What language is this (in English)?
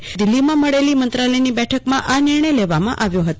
Gujarati